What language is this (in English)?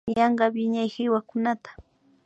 Imbabura Highland Quichua